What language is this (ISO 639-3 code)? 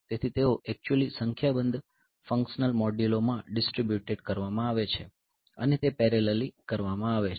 guj